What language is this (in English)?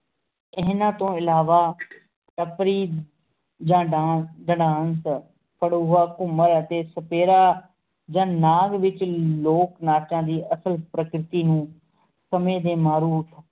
Punjabi